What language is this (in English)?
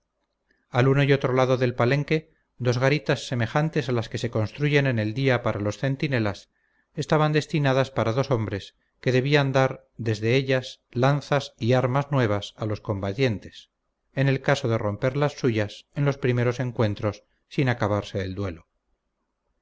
Spanish